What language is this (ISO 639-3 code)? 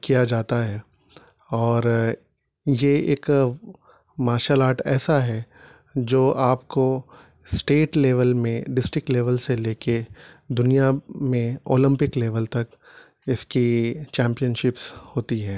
urd